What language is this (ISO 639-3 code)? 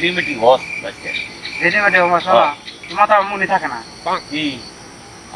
ben